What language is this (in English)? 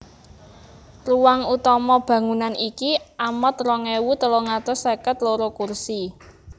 Javanese